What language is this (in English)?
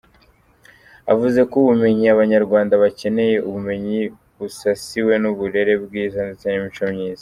Kinyarwanda